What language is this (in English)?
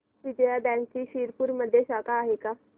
Marathi